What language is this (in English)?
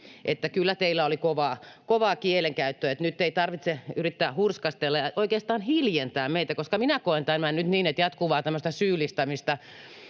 Finnish